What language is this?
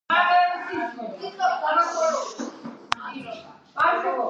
Georgian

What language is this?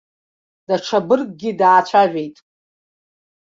Abkhazian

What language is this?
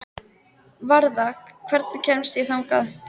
Icelandic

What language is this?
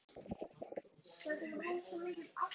Icelandic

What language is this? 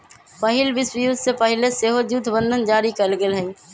Magahi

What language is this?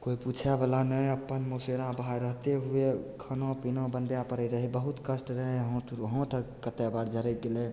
Maithili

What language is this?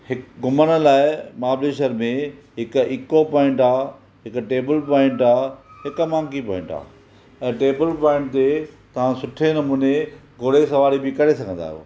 Sindhi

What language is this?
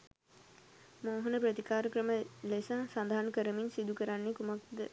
Sinhala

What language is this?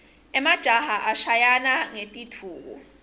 Swati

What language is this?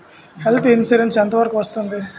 Telugu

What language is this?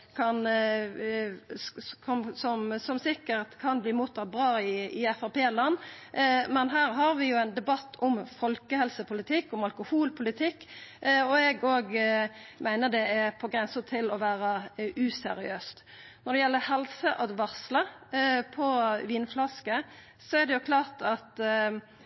Norwegian Nynorsk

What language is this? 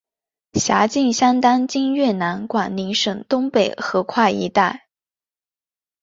Chinese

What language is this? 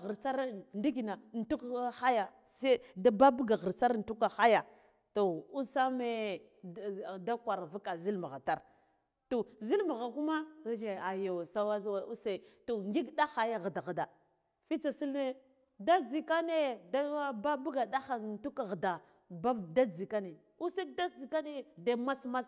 Guduf-Gava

